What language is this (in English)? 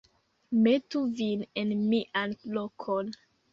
Esperanto